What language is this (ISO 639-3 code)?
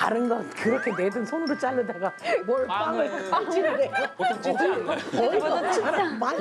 kor